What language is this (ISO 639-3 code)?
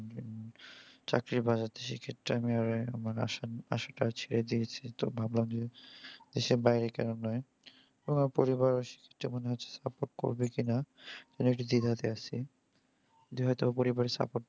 ben